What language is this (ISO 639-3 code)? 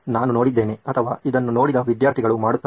kan